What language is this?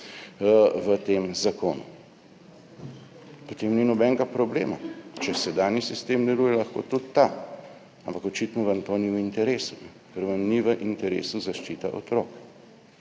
Slovenian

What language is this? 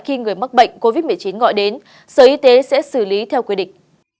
Vietnamese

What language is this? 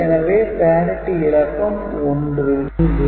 Tamil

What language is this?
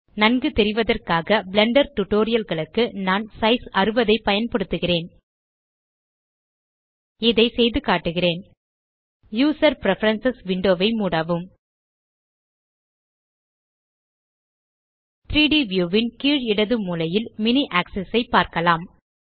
Tamil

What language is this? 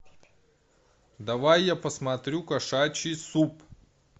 Russian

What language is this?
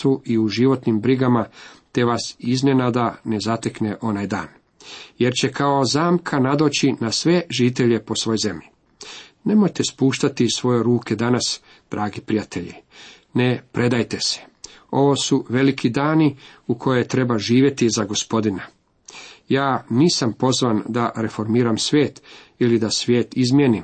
Croatian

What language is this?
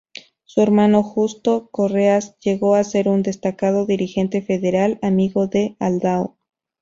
Spanish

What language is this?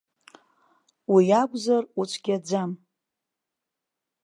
Abkhazian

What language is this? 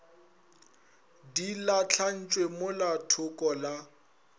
Northern Sotho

